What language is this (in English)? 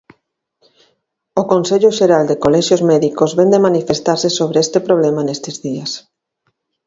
Galician